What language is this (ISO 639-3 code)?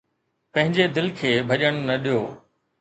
snd